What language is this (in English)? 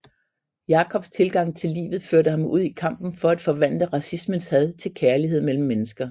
Danish